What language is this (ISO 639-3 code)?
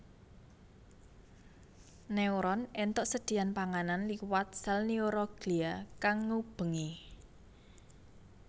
jav